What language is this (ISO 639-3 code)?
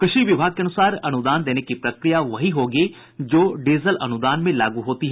hin